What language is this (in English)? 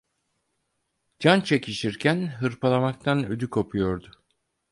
Turkish